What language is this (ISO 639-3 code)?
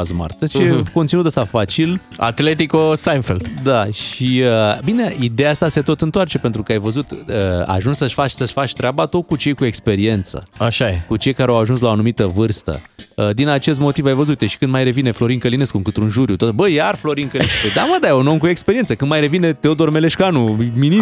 ron